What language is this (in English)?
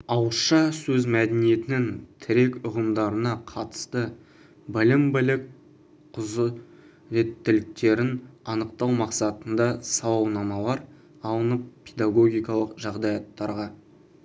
Kazakh